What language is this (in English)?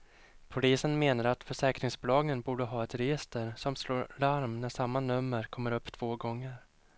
Swedish